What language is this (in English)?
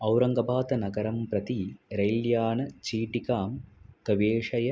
Sanskrit